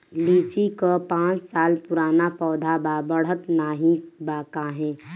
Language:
Bhojpuri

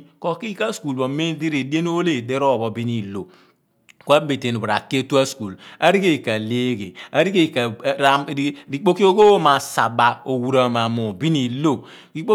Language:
Abua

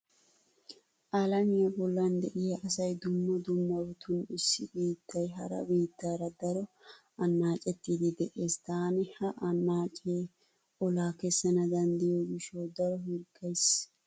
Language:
Wolaytta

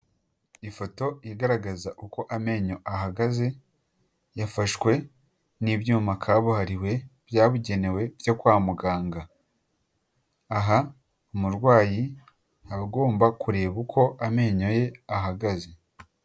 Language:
Kinyarwanda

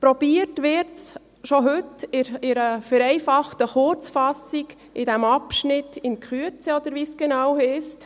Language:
Swiss German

